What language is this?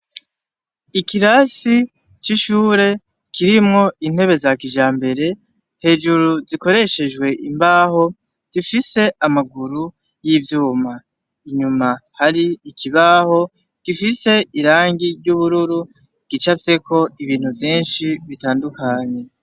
Rundi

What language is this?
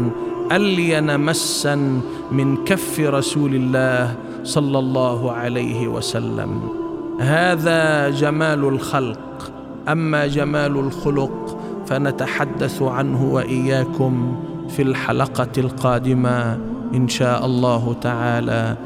Arabic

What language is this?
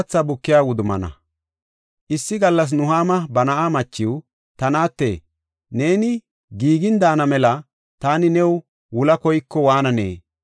Gofa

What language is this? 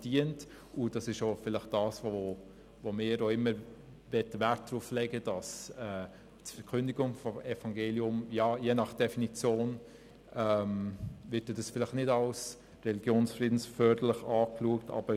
Swiss German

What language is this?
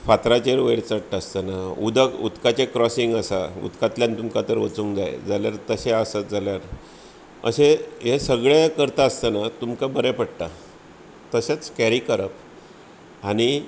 Konkani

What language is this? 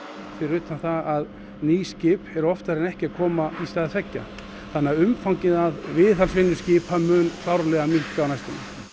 Icelandic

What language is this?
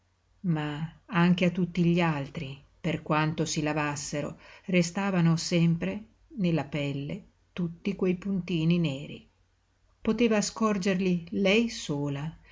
Italian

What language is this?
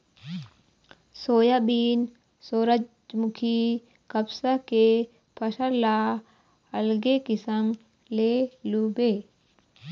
Chhattisgarhi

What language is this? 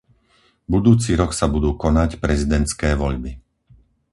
Slovak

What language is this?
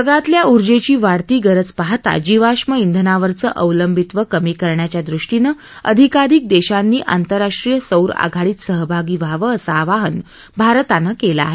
Marathi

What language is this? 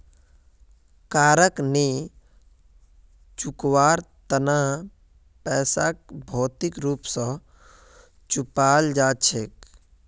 Magahi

